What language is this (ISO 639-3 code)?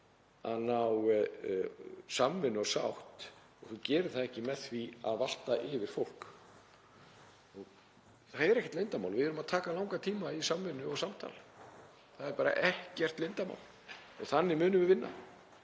isl